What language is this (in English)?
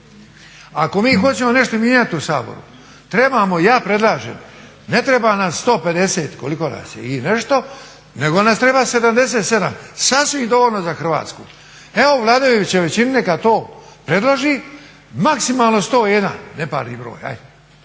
Croatian